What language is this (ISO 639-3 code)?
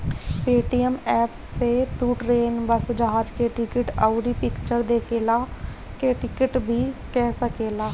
bho